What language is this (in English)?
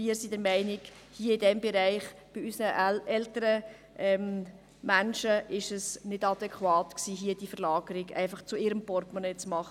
Swiss German